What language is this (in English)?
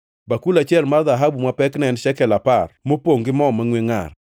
Luo (Kenya and Tanzania)